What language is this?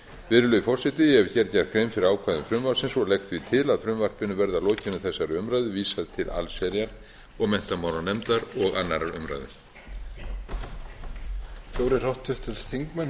Icelandic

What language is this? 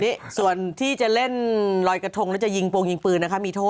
Thai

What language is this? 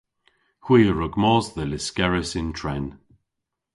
Cornish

